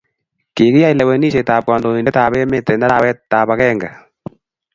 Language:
Kalenjin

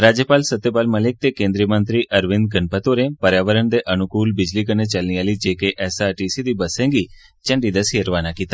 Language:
Dogri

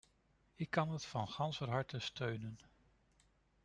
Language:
Dutch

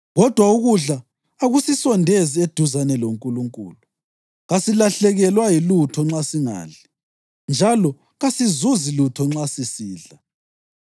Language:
North Ndebele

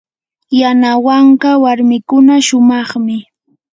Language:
Yanahuanca Pasco Quechua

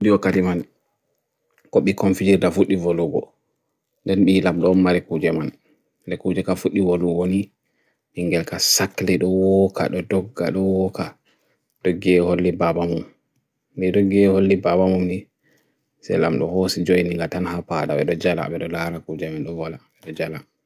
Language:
Bagirmi Fulfulde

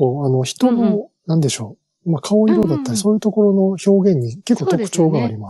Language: Japanese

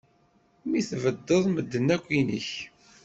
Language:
Kabyle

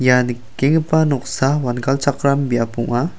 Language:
Garo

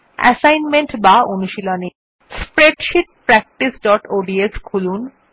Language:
Bangla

